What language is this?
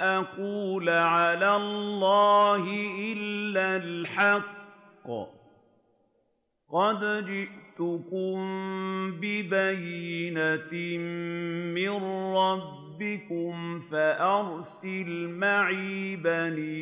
Arabic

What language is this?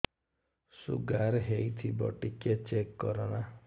Odia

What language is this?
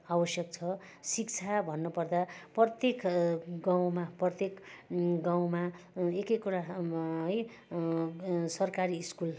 Nepali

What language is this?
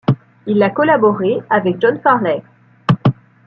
French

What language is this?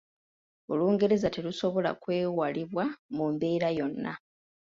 Ganda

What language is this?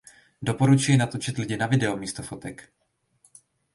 Czech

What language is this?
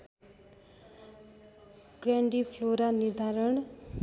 Nepali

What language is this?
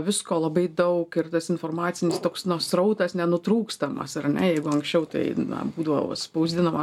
Lithuanian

